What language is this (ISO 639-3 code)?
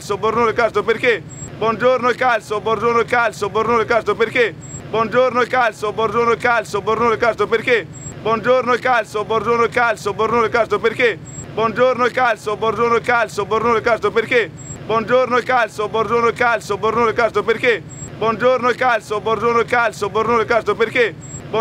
ita